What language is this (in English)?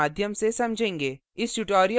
Hindi